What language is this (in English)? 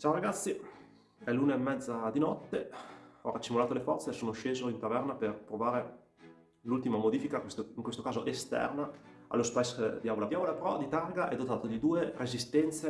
Italian